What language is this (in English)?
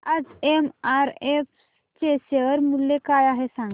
Marathi